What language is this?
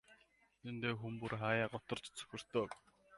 Mongolian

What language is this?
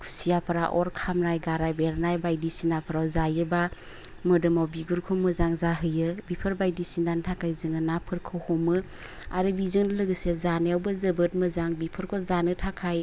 Bodo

